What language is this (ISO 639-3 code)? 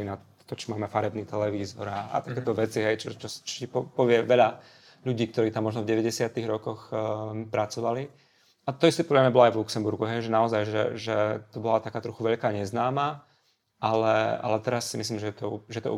slk